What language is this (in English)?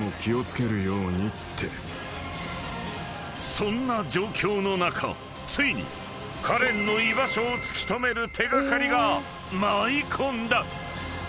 Japanese